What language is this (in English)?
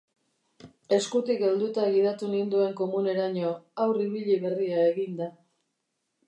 Basque